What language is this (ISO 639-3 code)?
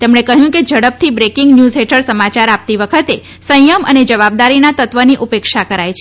guj